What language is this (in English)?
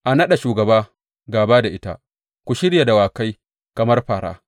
Hausa